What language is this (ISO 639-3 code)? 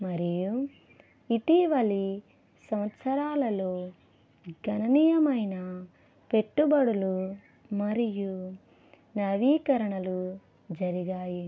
tel